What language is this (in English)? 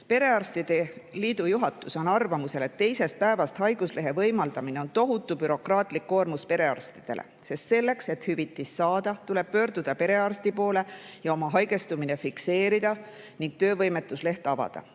Estonian